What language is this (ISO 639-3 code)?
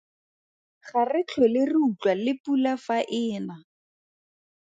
tsn